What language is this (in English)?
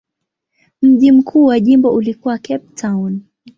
Swahili